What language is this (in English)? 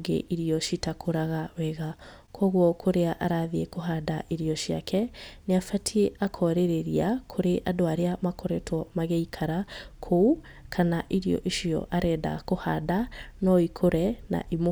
Kikuyu